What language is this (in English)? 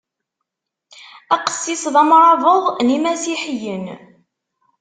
Kabyle